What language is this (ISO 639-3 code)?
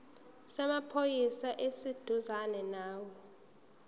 zul